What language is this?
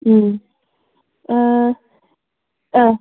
Manipuri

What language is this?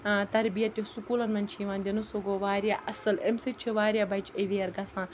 Kashmiri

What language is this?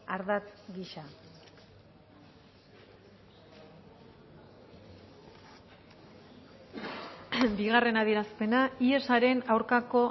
Basque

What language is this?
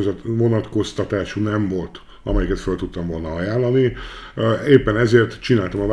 Hungarian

